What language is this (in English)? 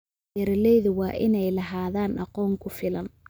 Somali